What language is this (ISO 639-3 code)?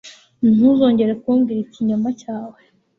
kin